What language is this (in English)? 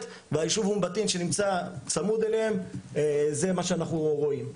Hebrew